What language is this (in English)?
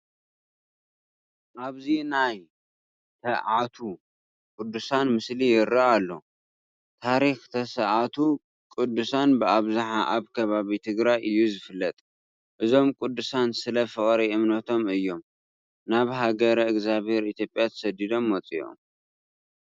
Tigrinya